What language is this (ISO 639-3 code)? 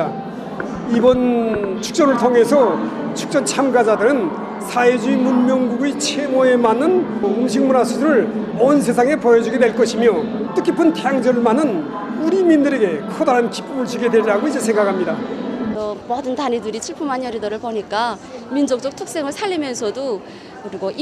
kor